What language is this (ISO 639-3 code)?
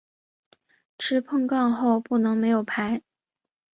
zho